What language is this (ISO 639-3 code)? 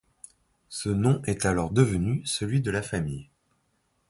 fra